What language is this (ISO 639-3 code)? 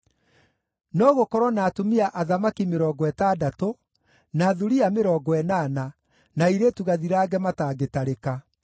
kik